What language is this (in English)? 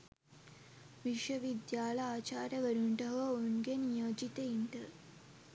Sinhala